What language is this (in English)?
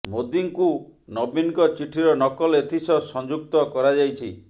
Odia